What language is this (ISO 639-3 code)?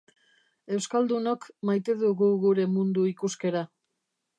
eus